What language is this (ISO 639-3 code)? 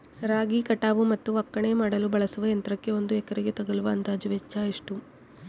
kan